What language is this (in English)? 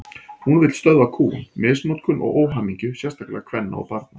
Icelandic